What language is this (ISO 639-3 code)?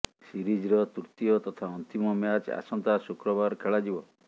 ori